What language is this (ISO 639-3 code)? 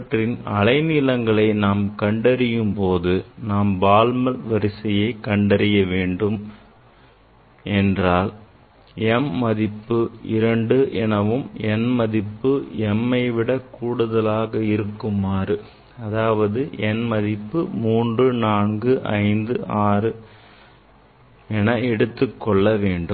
tam